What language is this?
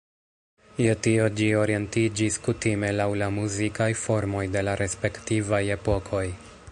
Esperanto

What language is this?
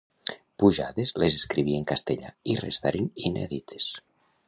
Catalan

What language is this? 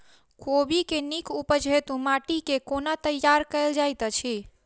Maithili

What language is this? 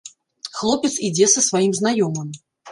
Belarusian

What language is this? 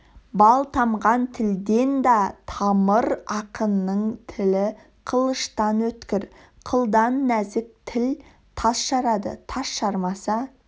Kazakh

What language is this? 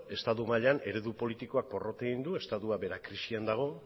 Basque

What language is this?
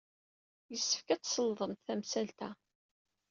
Kabyle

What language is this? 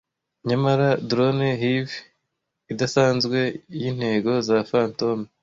Kinyarwanda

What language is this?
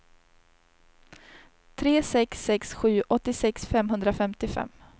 Swedish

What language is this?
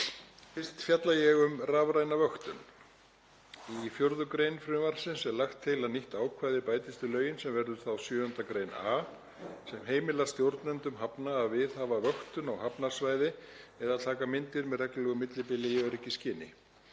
Icelandic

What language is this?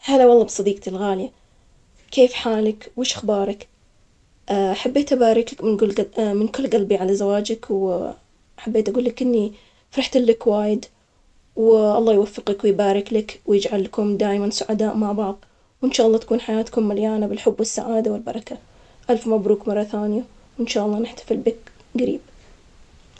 Omani Arabic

